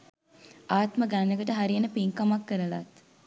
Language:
Sinhala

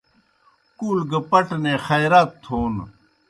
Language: Kohistani Shina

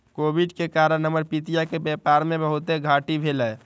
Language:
Magahi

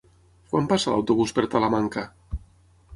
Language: Catalan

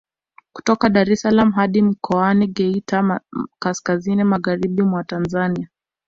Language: Swahili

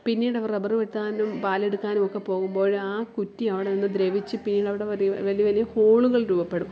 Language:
Malayalam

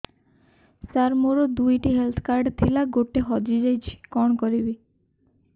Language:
Odia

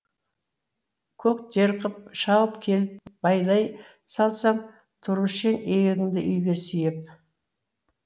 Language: Kazakh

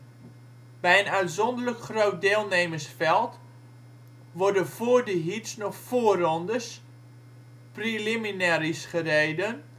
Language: Dutch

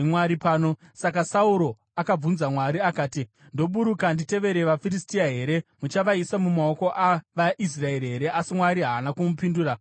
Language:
Shona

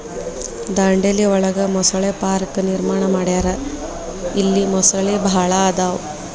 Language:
Kannada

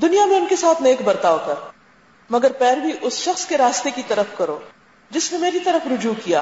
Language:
Urdu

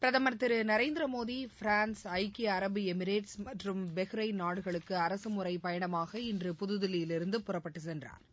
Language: Tamil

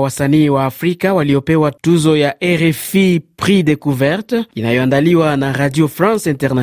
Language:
Swahili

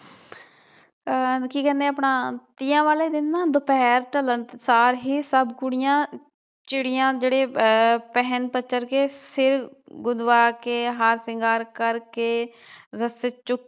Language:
Punjabi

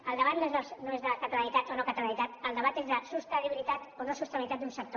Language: Catalan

